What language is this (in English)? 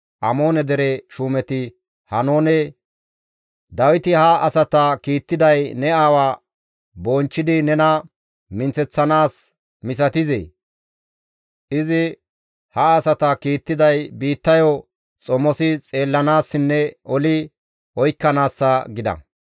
Gamo